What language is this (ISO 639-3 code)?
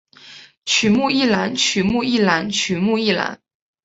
zho